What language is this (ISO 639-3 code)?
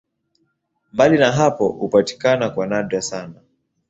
swa